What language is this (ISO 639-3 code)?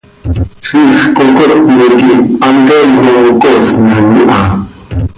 sei